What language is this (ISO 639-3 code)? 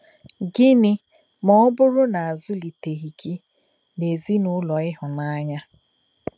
ibo